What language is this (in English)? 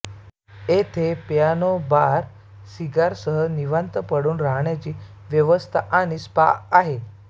Marathi